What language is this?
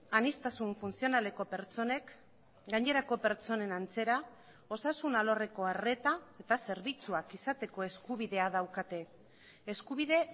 Basque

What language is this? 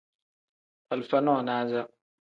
Tem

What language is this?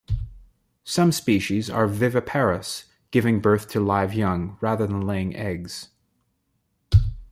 English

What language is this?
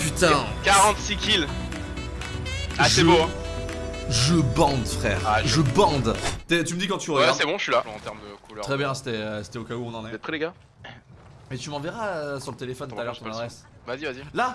French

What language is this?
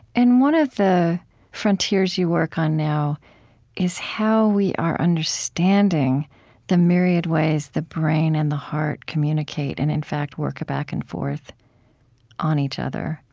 English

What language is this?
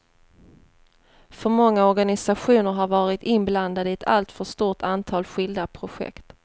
Swedish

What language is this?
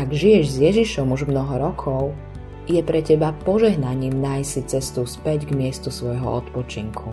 Slovak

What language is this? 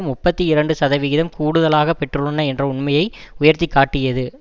Tamil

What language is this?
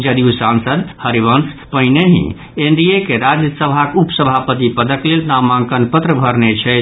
Maithili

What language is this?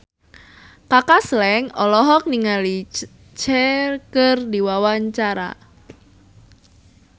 Sundanese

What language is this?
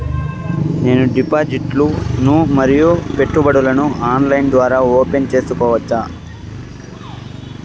Telugu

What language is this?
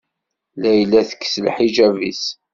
Kabyle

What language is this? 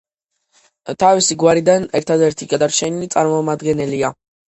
Georgian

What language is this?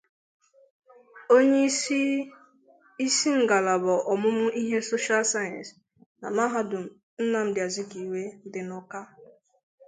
Igbo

